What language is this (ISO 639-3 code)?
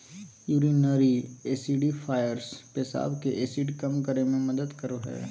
mag